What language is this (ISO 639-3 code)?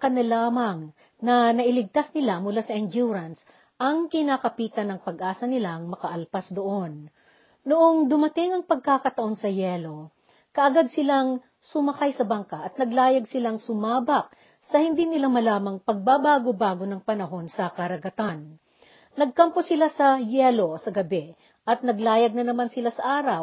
fil